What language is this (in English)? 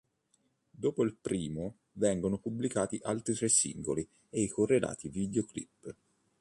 Italian